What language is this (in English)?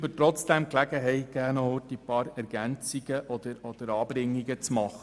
Swiss German